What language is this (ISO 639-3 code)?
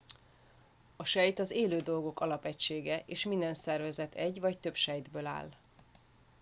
hun